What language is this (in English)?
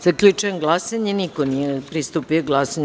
Serbian